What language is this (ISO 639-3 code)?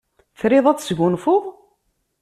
kab